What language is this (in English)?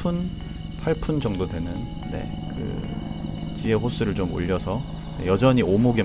Korean